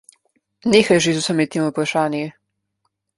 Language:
Slovenian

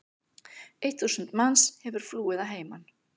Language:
Icelandic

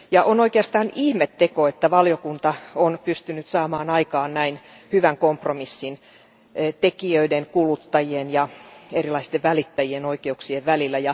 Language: Finnish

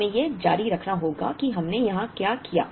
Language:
Hindi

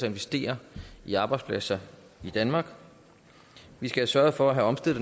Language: Danish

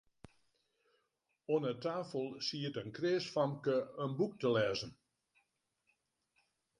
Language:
Western Frisian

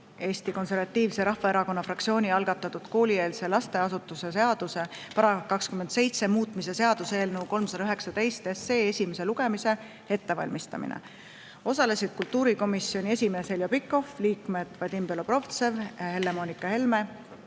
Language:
Estonian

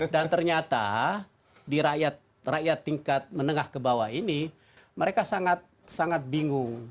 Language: Indonesian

